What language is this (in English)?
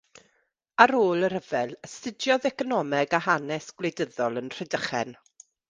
Welsh